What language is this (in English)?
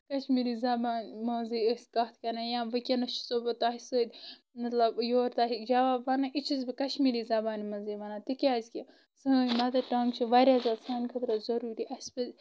Kashmiri